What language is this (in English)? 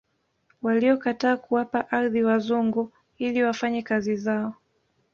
Swahili